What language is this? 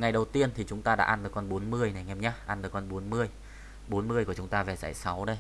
Vietnamese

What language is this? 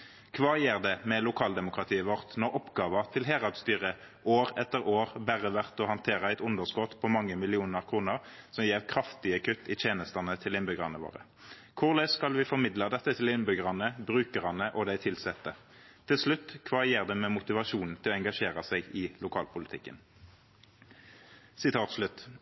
Norwegian Nynorsk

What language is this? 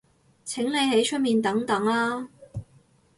Cantonese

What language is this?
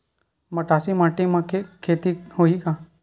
Chhattisgarhi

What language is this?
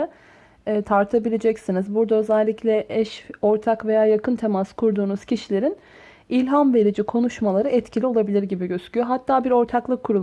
Turkish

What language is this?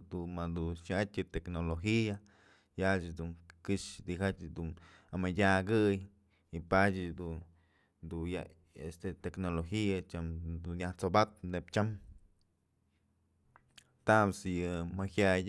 Mazatlán Mixe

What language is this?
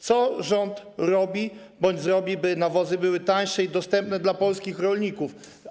Polish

